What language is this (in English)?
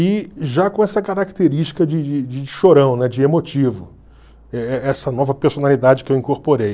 Portuguese